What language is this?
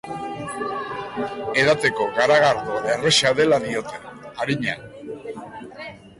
Basque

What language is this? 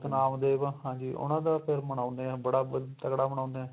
Punjabi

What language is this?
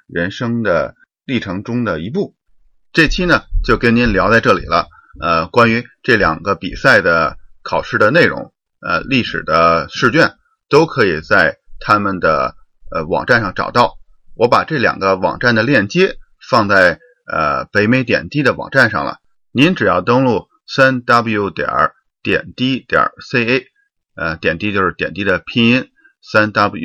Chinese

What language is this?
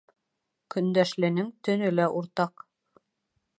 Bashkir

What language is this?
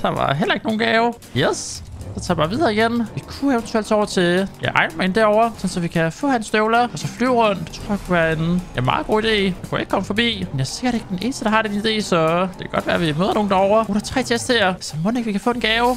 Danish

